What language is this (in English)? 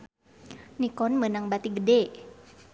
Sundanese